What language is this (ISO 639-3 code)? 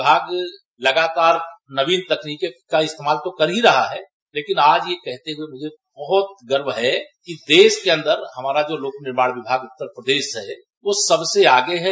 hin